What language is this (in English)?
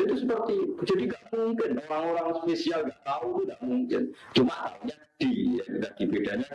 Indonesian